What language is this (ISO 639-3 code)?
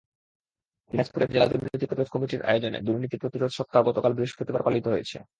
ben